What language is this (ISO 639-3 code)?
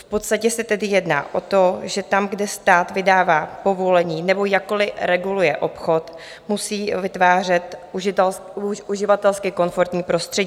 ces